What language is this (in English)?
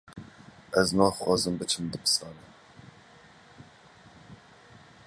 Kurdish